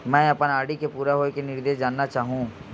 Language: Chhattisgarhi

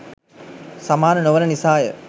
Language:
Sinhala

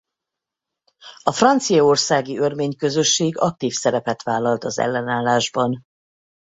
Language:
Hungarian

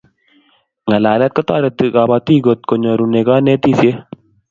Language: Kalenjin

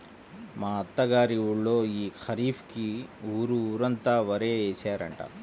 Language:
Telugu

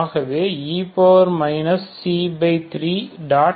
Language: Tamil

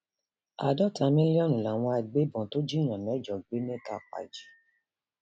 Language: Yoruba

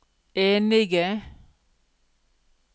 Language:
Norwegian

